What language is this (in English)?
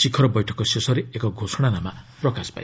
Odia